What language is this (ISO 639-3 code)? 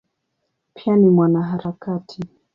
swa